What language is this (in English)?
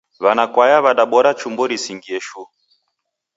Taita